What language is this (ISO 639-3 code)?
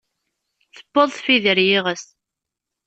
kab